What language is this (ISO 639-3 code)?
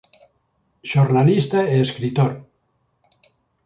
glg